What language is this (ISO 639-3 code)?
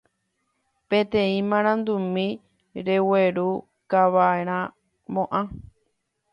grn